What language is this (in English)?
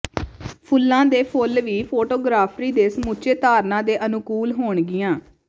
Punjabi